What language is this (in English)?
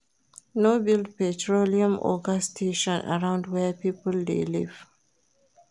Nigerian Pidgin